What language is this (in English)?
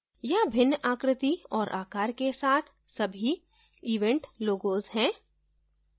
Hindi